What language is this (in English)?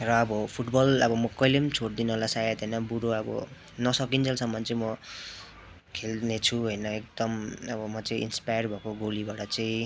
Nepali